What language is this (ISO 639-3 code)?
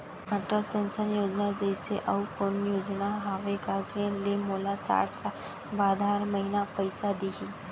hne